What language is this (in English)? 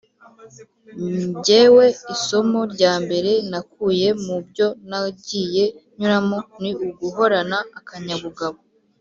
Kinyarwanda